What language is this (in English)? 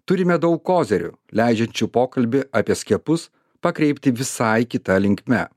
Lithuanian